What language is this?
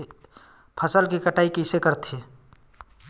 Chhattisgarhi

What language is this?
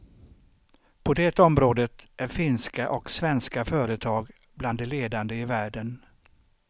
Swedish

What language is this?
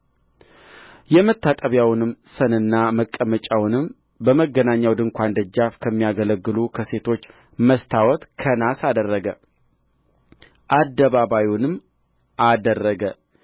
Amharic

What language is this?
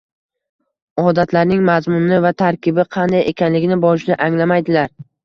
Uzbek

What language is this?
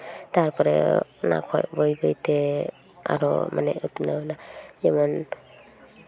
Santali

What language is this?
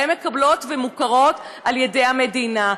Hebrew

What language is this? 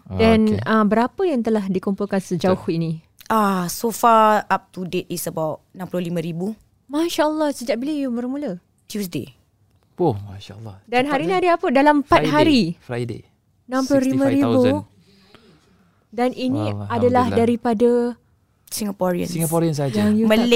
Malay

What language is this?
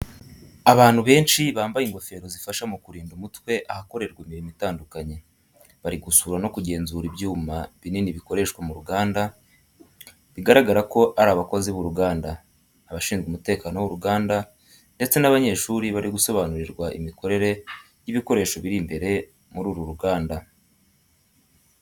Kinyarwanda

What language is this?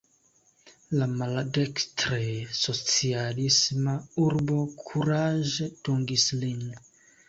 Esperanto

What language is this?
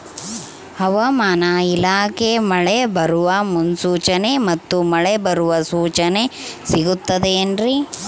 Kannada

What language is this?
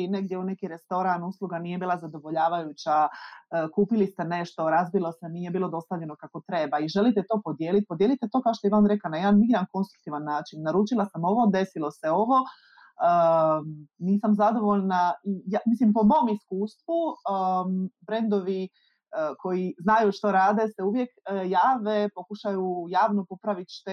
Croatian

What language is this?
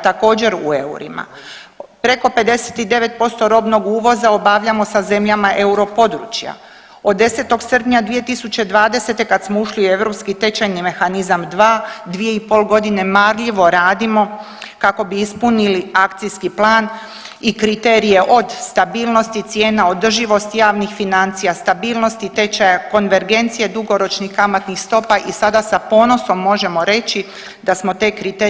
Croatian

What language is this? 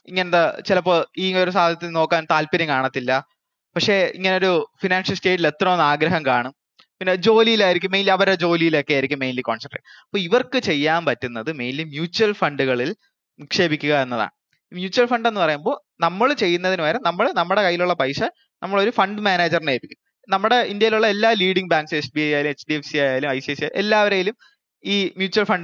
Malayalam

